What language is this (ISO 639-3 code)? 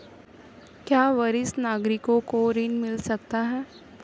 hin